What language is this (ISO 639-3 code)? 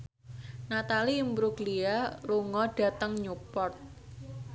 jav